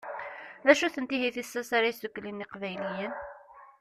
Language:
Kabyle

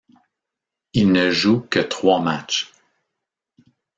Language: French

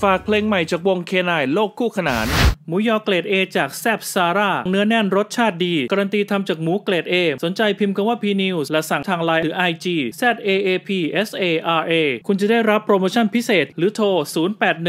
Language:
Thai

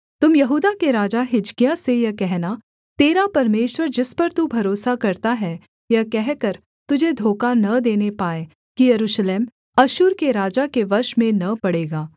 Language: Hindi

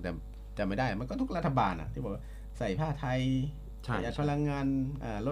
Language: Thai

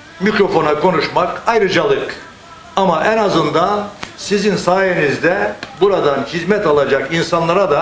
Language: Turkish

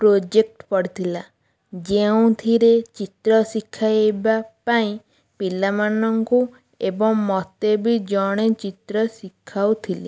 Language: Odia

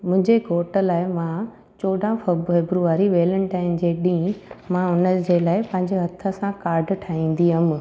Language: Sindhi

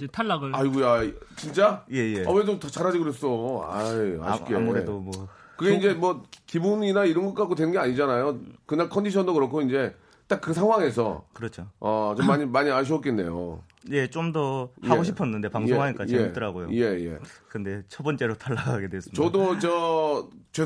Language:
Korean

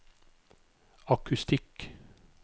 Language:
Norwegian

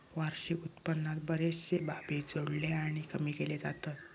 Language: Marathi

